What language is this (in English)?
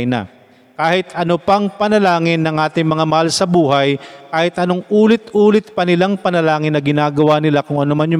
Filipino